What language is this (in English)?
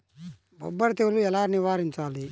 Telugu